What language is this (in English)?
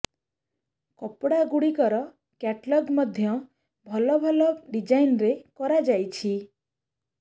Odia